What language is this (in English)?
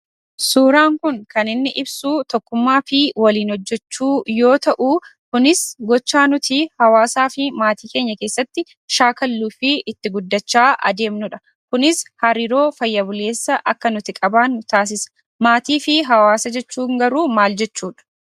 Oromo